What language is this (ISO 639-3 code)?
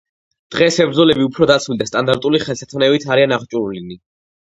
kat